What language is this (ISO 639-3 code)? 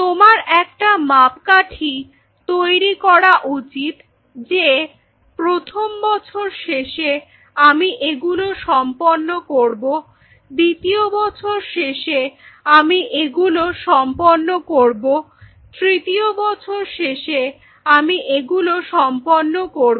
ben